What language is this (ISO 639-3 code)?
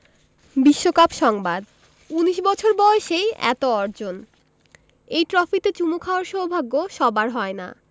ben